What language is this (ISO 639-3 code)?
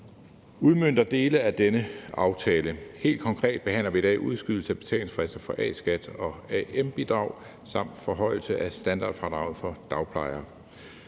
dan